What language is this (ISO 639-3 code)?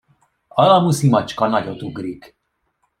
hun